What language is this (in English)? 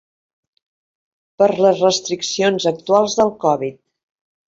Catalan